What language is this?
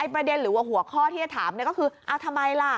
Thai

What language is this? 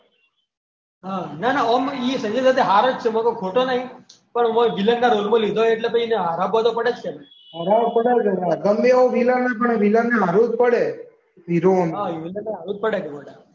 Gujarati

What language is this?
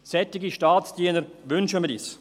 Swiss German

